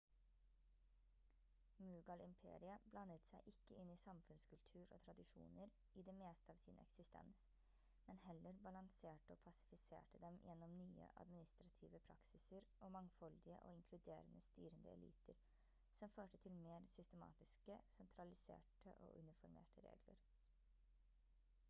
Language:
Norwegian Bokmål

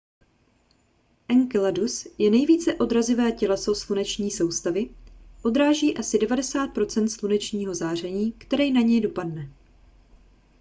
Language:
Czech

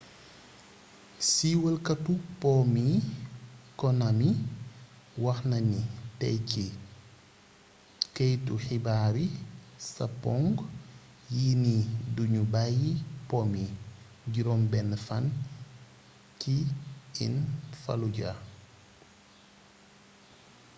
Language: Wolof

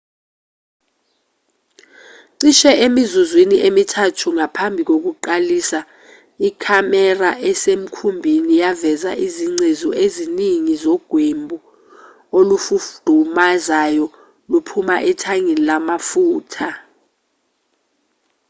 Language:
Zulu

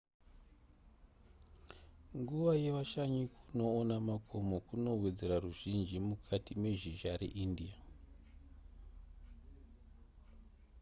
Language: Shona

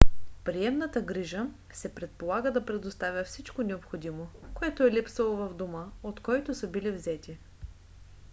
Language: Bulgarian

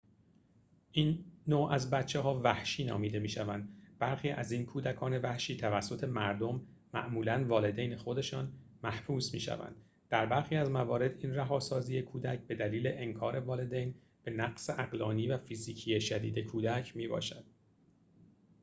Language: Persian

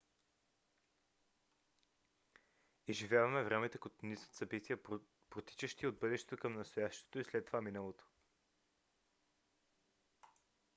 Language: Bulgarian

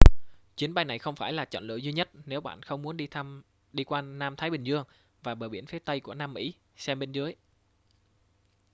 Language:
Vietnamese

